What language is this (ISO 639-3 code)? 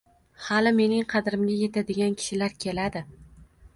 uzb